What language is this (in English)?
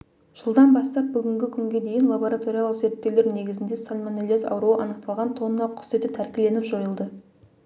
Kazakh